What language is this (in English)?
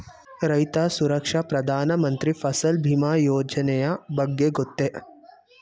Kannada